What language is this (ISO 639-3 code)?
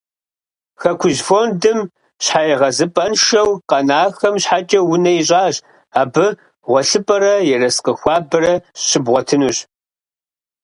kbd